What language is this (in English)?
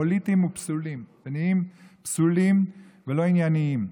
Hebrew